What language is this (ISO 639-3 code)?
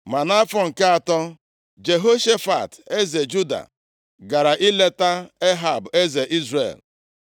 ibo